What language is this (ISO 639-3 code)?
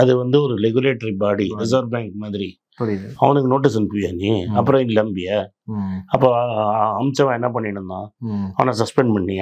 tam